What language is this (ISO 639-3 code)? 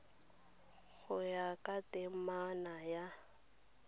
tsn